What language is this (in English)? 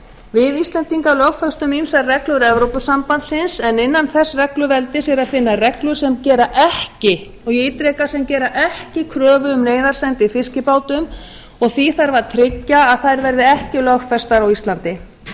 Icelandic